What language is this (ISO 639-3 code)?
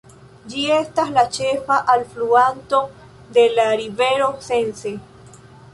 epo